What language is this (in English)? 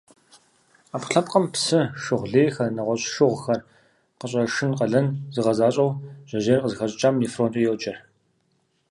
Kabardian